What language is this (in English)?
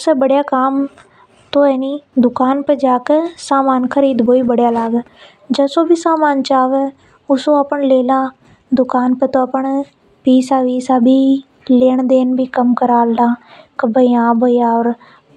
Hadothi